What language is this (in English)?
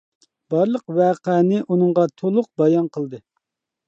Uyghur